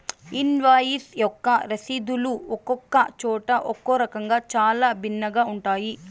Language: Telugu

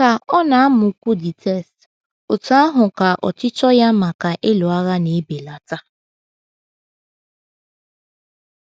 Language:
Igbo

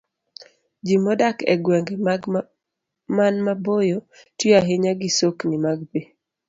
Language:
Luo (Kenya and Tanzania)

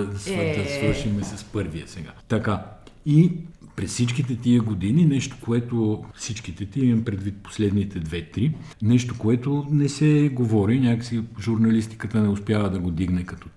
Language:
Bulgarian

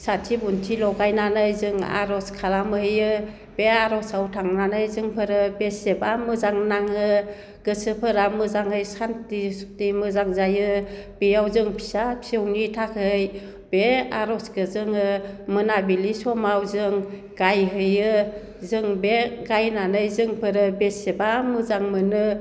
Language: Bodo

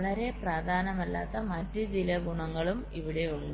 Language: Malayalam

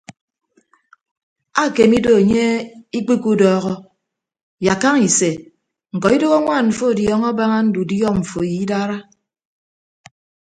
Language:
Ibibio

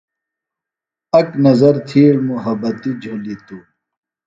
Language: Phalura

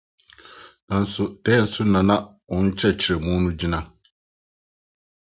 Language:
Akan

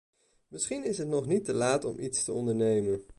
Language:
Dutch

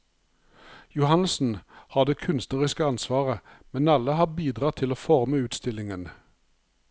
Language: Norwegian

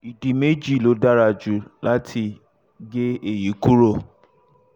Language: Yoruba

